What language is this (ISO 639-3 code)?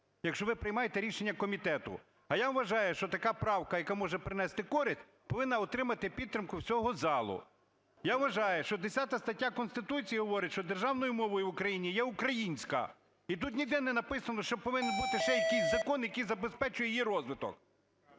ukr